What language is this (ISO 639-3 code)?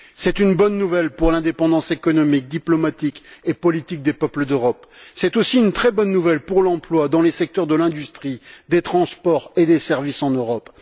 fra